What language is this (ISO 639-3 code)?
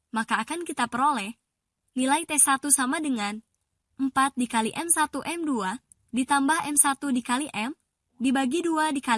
ind